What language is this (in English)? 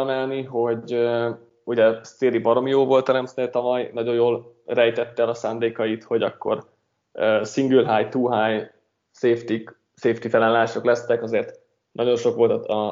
Hungarian